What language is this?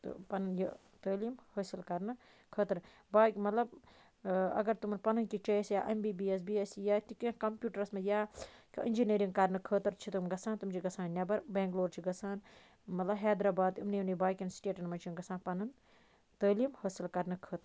Kashmiri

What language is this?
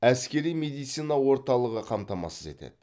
Kazakh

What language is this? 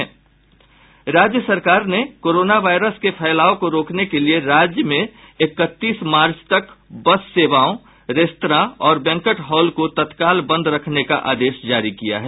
Hindi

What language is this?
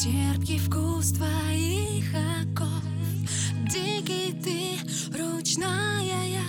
Ukrainian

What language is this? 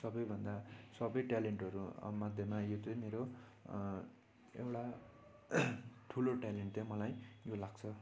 Nepali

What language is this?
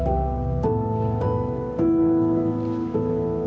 Icelandic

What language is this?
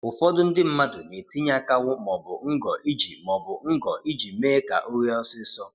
Igbo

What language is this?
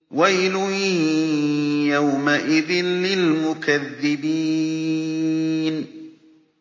Arabic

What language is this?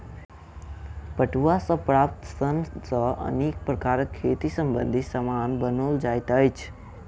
Maithili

